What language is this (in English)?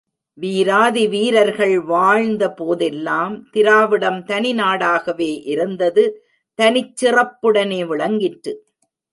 Tamil